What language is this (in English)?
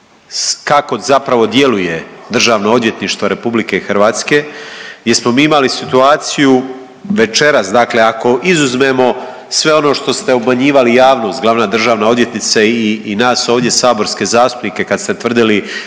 Croatian